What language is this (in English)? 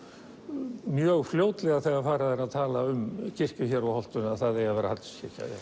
Icelandic